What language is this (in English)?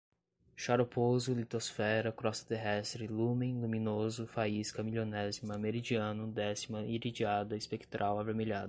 Portuguese